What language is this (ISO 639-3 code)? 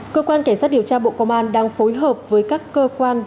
vie